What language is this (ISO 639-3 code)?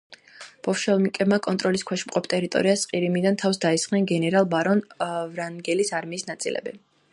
kat